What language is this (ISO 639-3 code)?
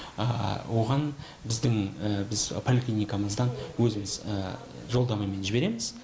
kaz